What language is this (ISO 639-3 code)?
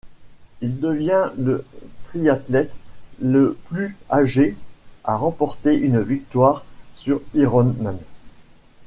fra